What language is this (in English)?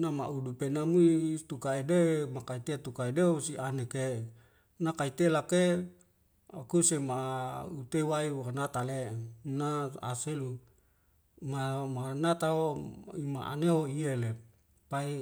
Wemale